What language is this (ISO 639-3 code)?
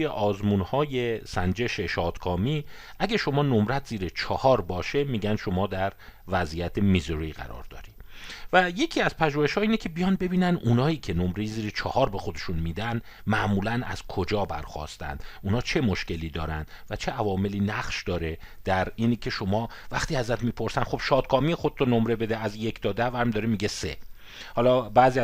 fas